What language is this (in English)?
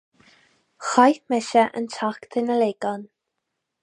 Irish